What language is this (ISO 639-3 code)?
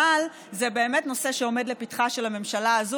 heb